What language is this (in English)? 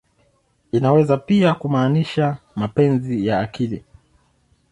Swahili